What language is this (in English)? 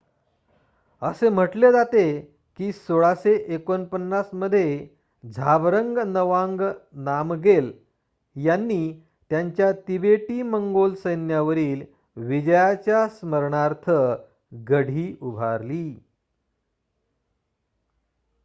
Marathi